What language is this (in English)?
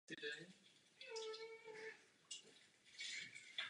Czech